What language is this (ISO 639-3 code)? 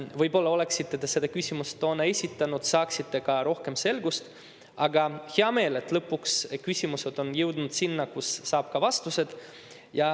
est